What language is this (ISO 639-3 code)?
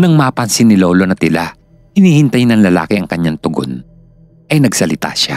fil